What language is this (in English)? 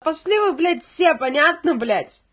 Russian